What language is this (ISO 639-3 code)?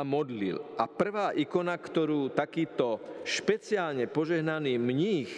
slk